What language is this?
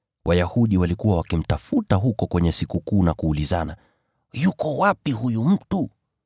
Swahili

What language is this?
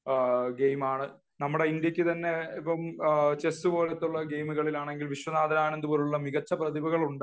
Malayalam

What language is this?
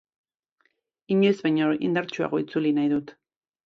Basque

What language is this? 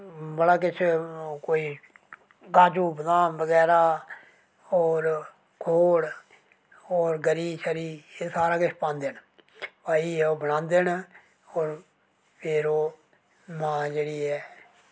Dogri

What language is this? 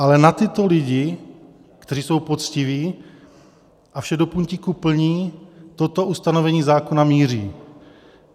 Czech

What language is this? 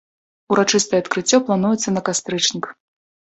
Belarusian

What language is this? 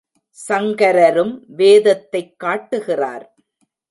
Tamil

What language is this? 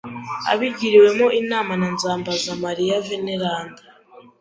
Kinyarwanda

